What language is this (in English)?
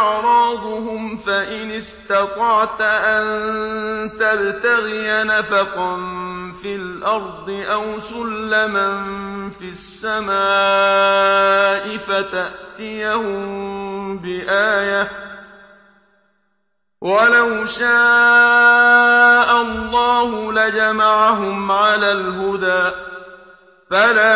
Arabic